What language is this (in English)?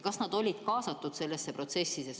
Estonian